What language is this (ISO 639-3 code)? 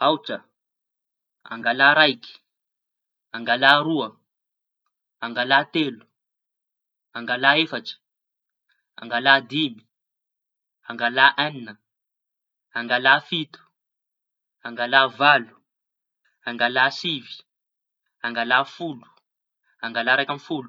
txy